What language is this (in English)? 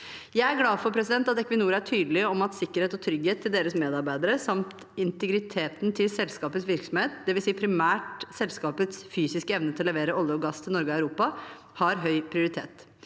Norwegian